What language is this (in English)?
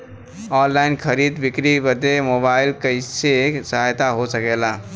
Bhojpuri